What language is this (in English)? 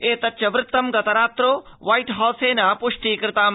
Sanskrit